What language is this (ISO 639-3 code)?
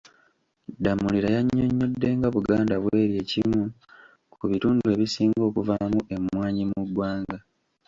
lug